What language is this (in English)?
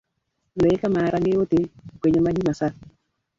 Swahili